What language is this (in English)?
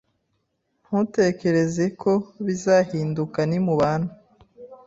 Kinyarwanda